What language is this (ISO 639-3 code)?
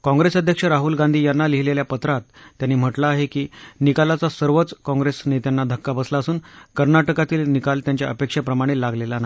mar